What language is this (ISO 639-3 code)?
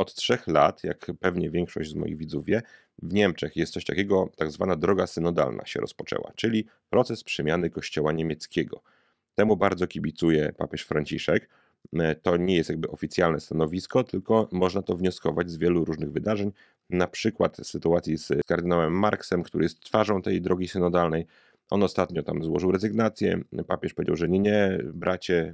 pol